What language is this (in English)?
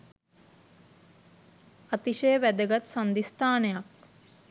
Sinhala